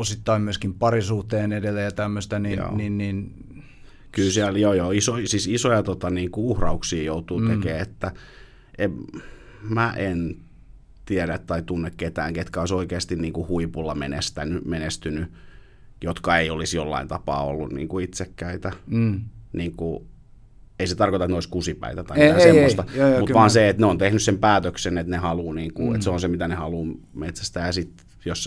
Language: Finnish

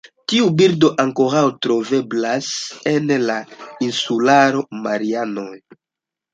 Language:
Esperanto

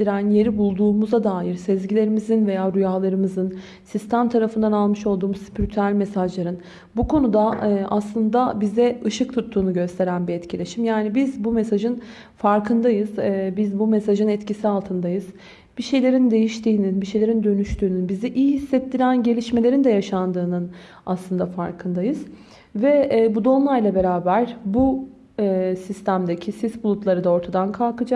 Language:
Turkish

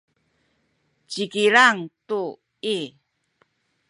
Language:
Sakizaya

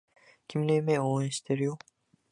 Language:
Japanese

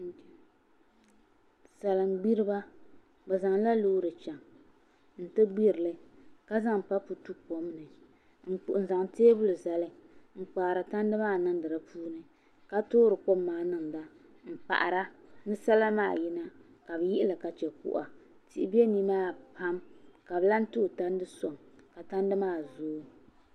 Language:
Dagbani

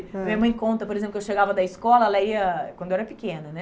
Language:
Portuguese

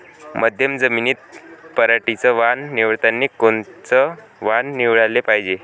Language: Marathi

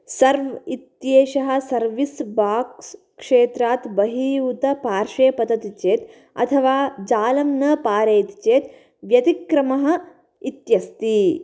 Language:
Sanskrit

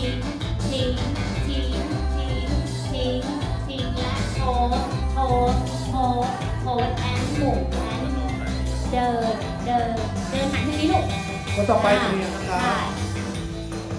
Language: Thai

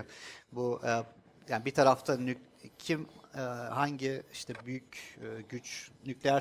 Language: Turkish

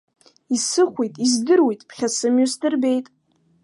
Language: Abkhazian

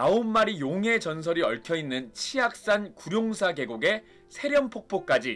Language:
Korean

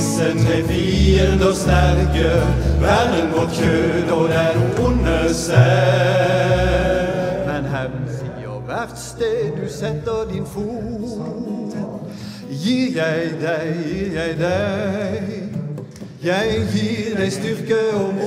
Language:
Norwegian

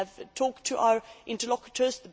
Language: English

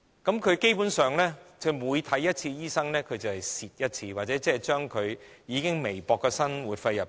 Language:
Cantonese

